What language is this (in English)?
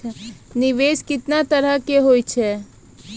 Maithili